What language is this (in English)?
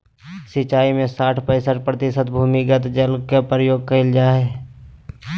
Magahi